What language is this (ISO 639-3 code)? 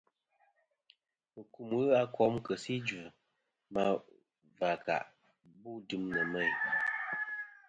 bkm